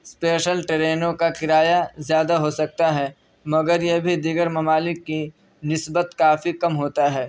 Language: Urdu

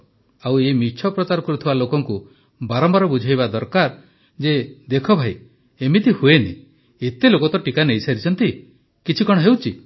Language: Odia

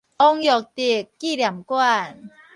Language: Min Nan Chinese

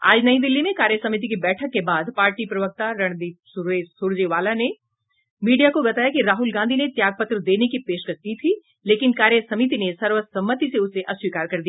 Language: Hindi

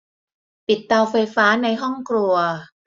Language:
Thai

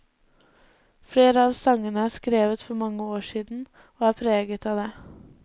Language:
Norwegian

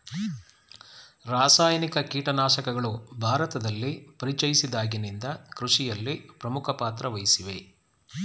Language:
Kannada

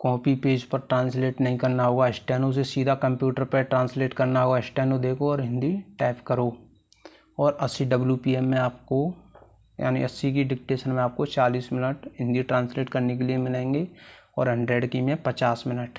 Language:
Hindi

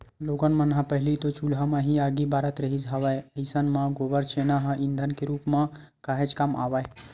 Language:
Chhattisgarhi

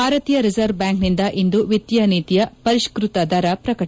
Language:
Kannada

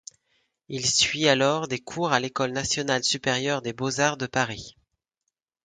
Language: French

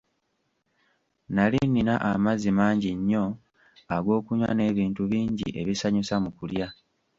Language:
Ganda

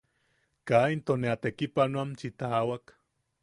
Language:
Yaqui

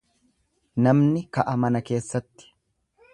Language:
Oromo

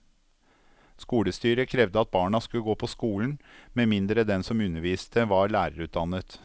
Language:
Norwegian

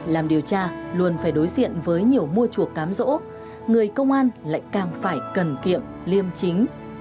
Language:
Vietnamese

